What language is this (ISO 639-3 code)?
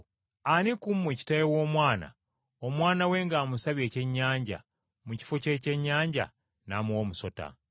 lug